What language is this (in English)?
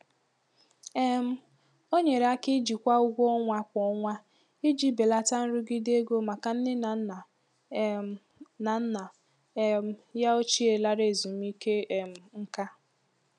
Igbo